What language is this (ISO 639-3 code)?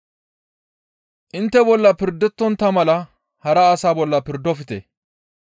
gmv